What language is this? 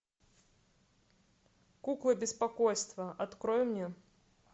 Russian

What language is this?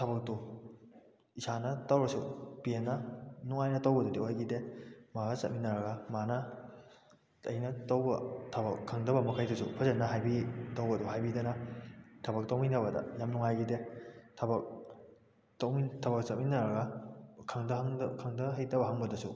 Manipuri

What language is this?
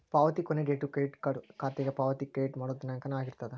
Kannada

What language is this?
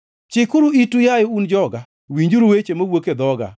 Luo (Kenya and Tanzania)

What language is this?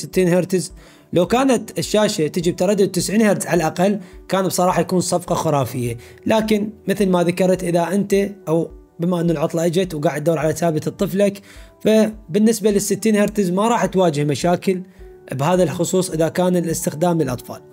Arabic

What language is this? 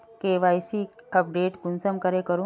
Magahi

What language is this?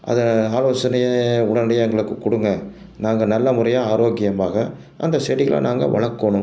Tamil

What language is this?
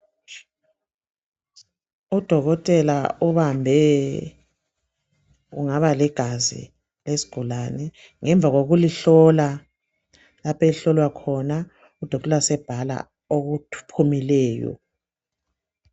North Ndebele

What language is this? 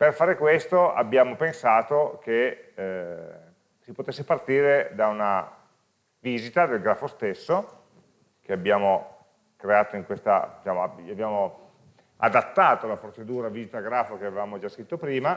Italian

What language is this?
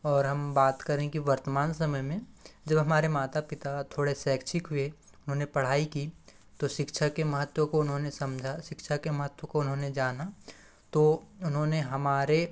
Hindi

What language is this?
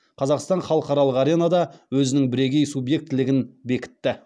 Kazakh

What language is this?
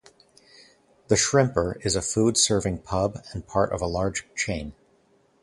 English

